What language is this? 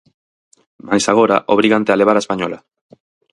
Galician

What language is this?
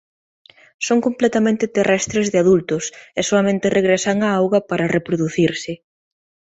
Galician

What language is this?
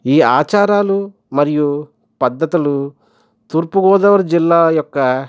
Telugu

